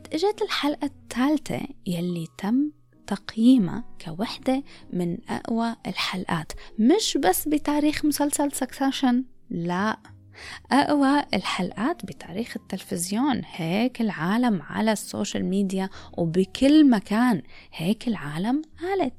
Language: Arabic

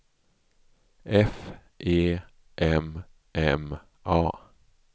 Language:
Swedish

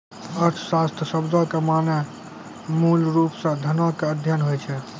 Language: Maithili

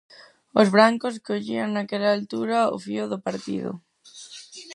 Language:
Galician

